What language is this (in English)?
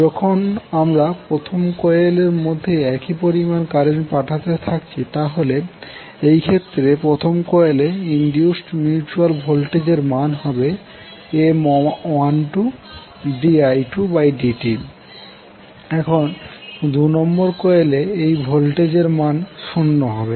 Bangla